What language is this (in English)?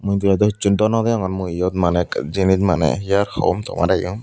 Chakma